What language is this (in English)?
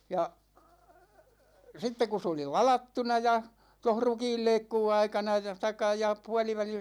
Finnish